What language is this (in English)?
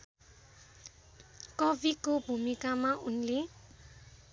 Nepali